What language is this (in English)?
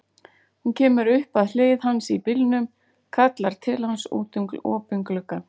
Icelandic